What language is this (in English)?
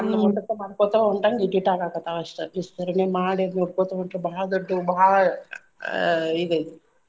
Kannada